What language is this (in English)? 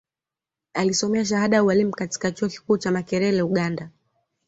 Swahili